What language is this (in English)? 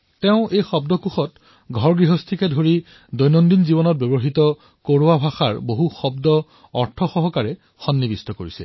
Assamese